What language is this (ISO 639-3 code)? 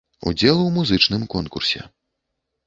bel